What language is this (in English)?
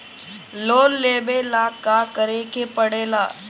Bhojpuri